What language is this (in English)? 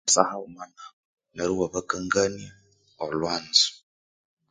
Konzo